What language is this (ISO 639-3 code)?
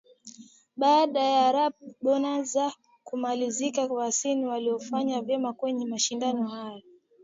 swa